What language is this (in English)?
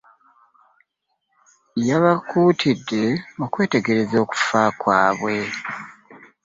Ganda